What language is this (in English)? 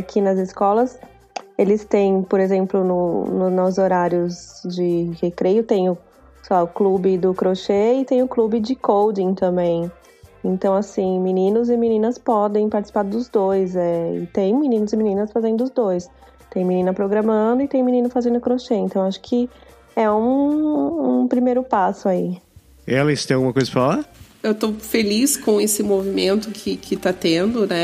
Portuguese